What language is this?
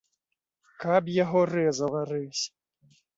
Belarusian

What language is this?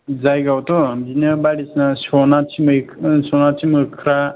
Bodo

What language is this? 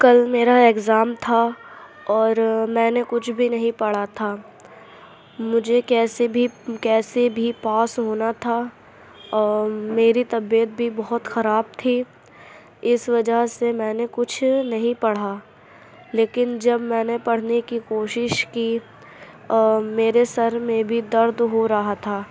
Urdu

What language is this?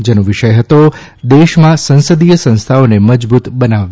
Gujarati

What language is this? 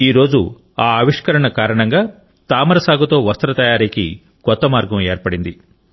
Telugu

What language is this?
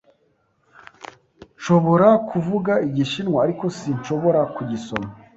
Kinyarwanda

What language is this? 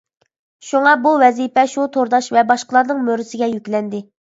Uyghur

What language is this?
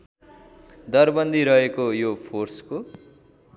Nepali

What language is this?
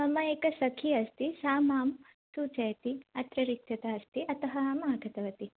Sanskrit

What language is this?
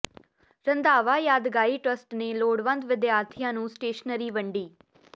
Punjabi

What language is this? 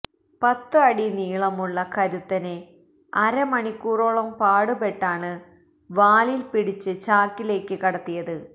Malayalam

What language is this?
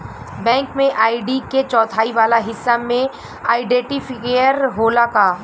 Bhojpuri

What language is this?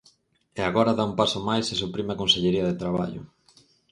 Galician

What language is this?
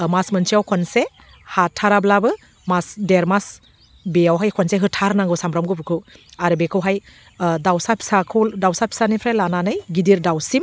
Bodo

